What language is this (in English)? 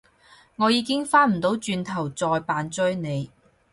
Cantonese